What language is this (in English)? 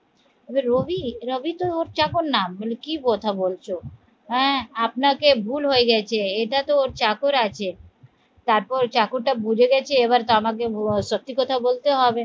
Bangla